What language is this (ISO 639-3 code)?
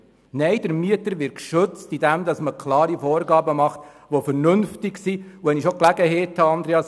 gsw